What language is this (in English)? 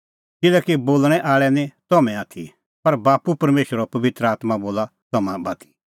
Kullu Pahari